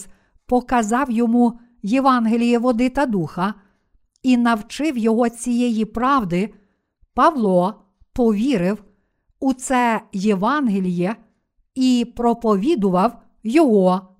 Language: Ukrainian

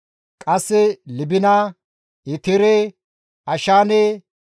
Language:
Gamo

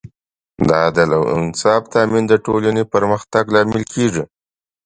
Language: Pashto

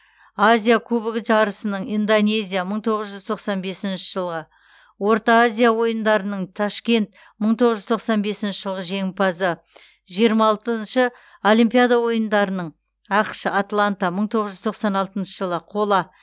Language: Kazakh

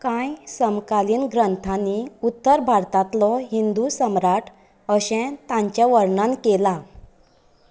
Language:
Konkani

